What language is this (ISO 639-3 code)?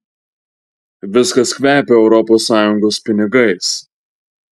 lit